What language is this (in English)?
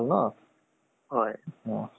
Assamese